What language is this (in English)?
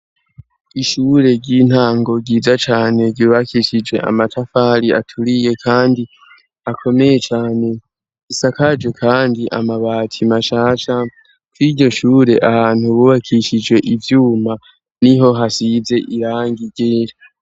Rundi